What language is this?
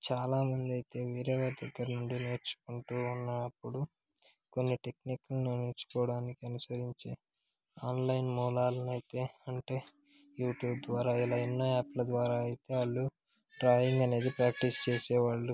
Telugu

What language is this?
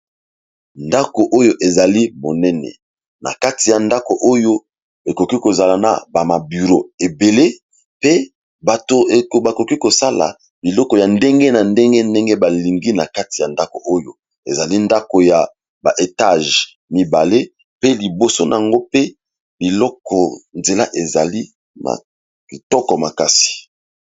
Lingala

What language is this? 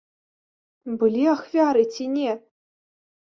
Belarusian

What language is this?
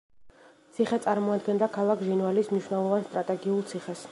Georgian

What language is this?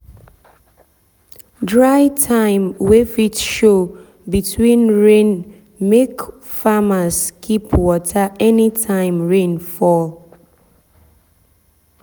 Nigerian Pidgin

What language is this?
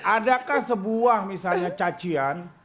Indonesian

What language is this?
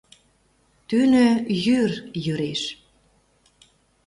Mari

